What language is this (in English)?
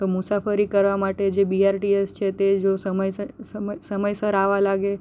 Gujarati